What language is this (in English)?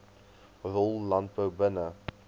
Afrikaans